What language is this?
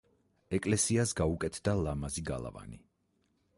Georgian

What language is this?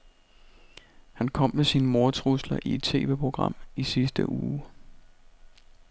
Danish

